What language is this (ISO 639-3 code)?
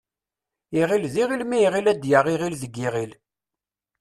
kab